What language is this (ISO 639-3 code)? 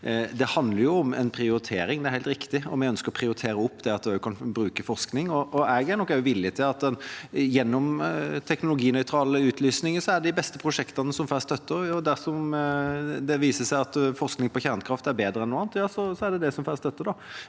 nor